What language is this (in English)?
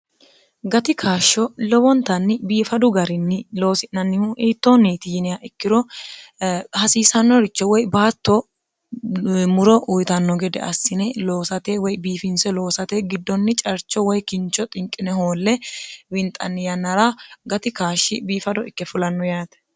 Sidamo